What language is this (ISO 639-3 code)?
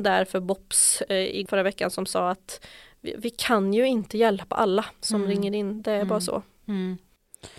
swe